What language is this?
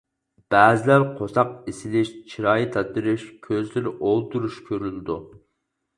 Uyghur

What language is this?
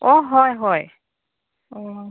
Assamese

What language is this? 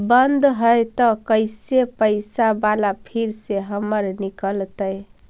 Magahi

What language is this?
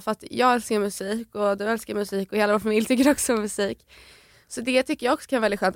Swedish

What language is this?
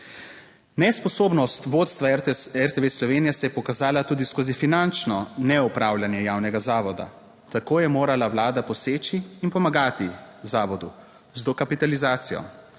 Slovenian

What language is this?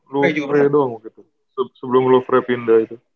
Indonesian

